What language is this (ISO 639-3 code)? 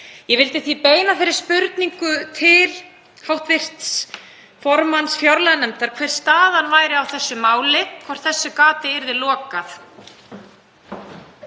isl